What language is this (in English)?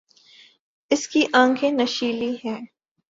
Urdu